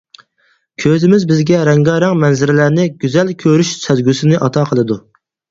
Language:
Uyghur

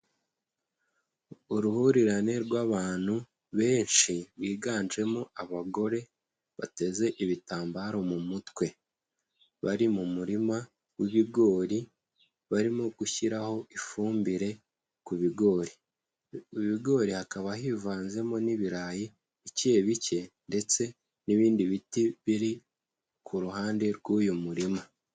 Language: Kinyarwanda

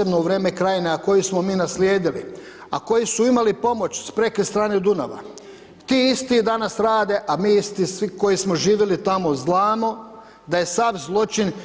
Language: Croatian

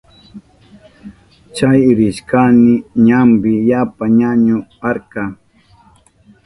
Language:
Southern Pastaza Quechua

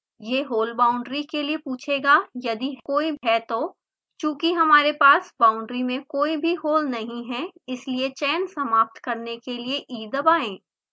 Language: Hindi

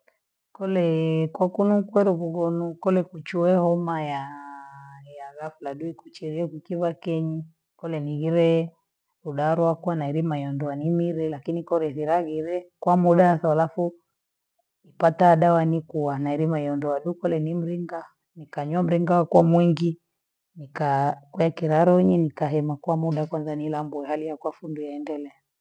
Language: Gweno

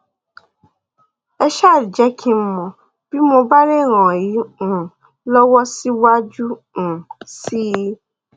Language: Yoruba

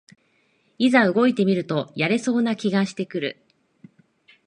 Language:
Japanese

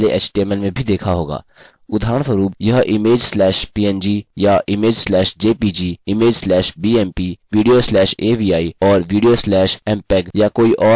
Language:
Hindi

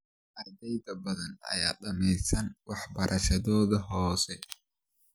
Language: Somali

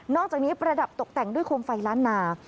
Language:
Thai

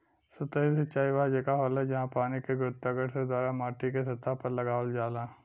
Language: Bhojpuri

